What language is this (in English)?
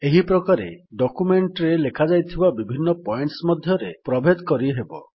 Odia